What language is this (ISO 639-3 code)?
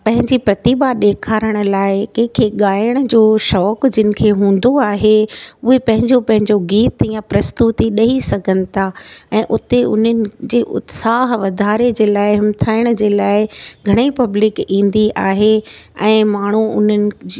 snd